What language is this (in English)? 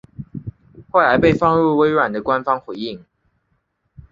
Chinese